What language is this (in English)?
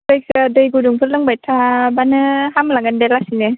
Bodo